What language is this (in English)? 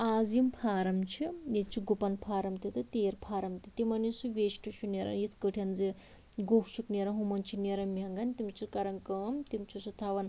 Kashmiri